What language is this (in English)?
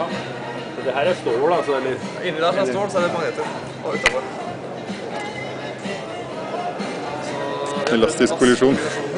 Norwegian